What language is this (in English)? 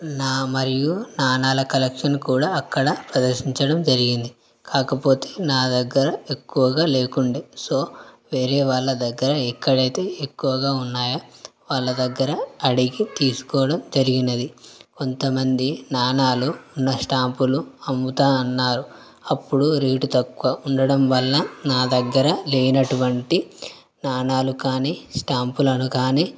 Telugu